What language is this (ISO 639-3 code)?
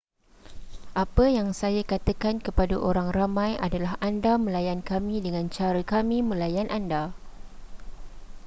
msa